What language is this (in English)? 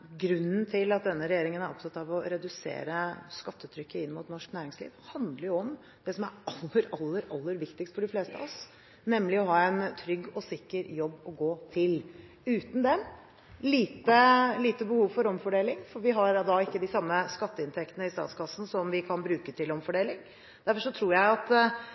Norwegian Bokmål